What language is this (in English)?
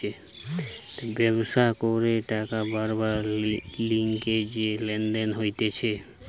Bangla